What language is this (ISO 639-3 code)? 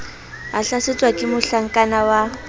sot